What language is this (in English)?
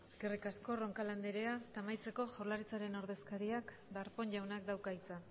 Basque